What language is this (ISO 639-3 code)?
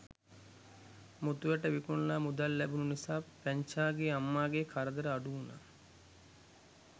sin